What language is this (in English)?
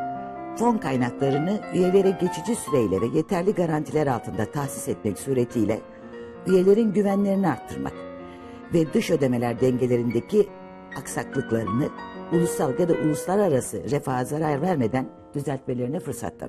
Turkish